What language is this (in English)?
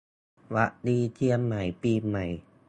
Thai